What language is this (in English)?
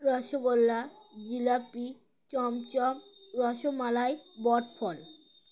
Bangla